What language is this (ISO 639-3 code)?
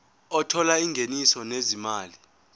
zul